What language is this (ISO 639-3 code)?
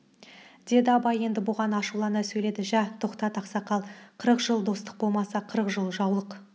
kaz